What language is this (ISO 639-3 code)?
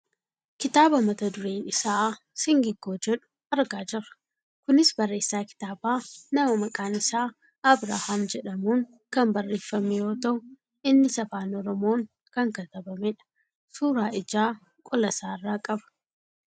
orm